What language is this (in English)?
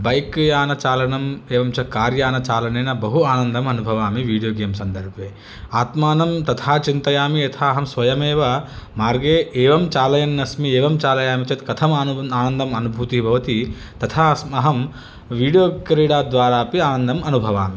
Sanskrit